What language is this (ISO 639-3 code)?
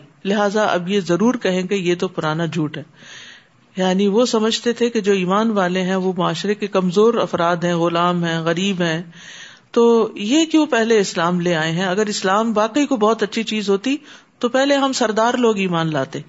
urd